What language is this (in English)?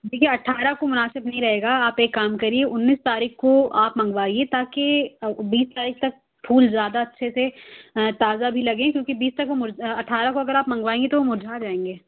Urdu